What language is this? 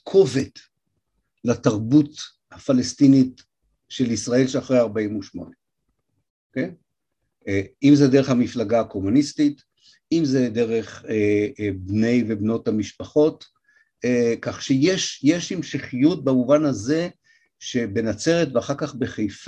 Hebrew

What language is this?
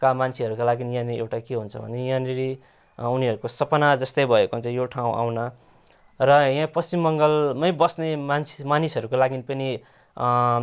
Nepali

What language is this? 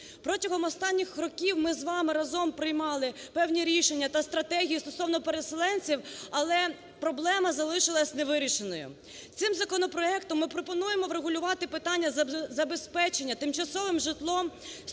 Ukrainian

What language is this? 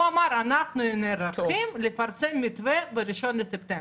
Hebrew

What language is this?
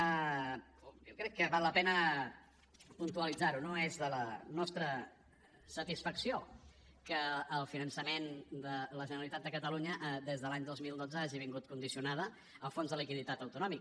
Catalan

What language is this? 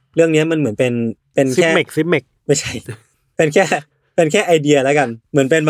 Thai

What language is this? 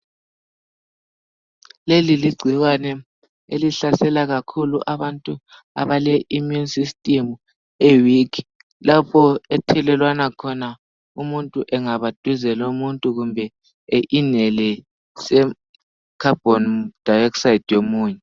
North Ndebele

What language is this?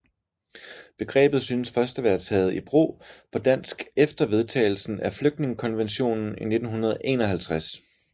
Danish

